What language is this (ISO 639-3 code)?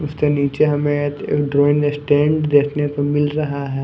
hin